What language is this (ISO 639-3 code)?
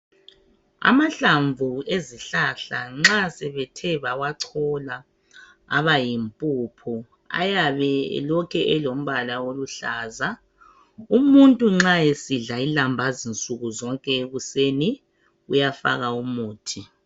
nde